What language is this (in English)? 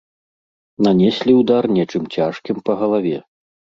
Belarusian